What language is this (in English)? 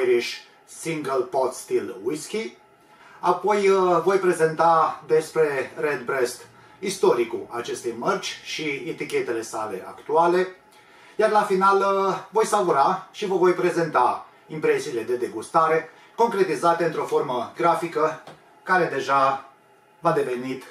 Romanian